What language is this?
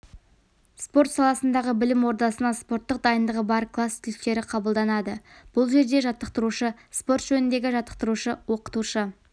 Kazakh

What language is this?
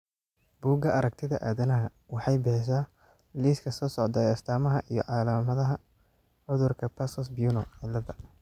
Somali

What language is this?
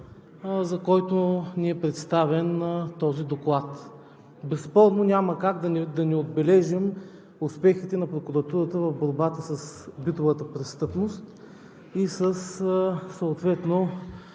Bulgarian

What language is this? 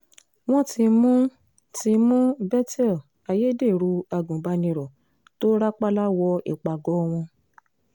Yoruba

